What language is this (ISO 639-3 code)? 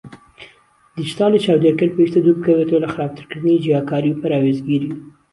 ckb